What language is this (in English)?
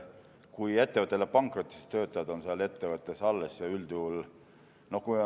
Estonian